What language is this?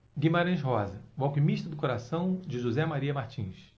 Portuguese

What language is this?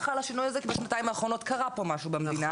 Hebrew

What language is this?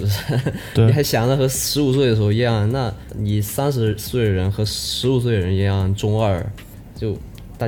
Chinese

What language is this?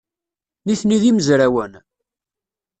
Kabyle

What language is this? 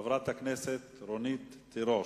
Hebrew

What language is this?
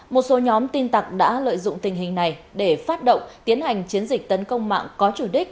Vietnamese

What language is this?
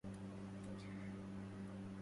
Arabic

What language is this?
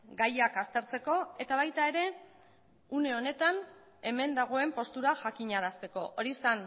Basque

